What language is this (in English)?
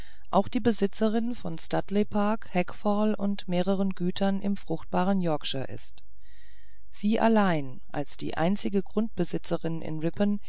German